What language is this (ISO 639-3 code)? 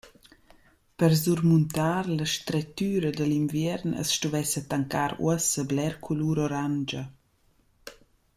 roh